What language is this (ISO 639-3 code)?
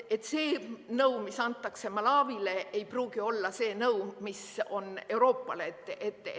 est